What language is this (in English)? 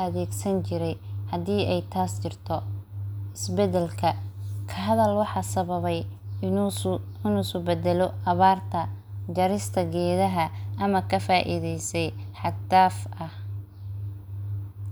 Somali